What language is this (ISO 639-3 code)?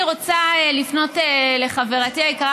heb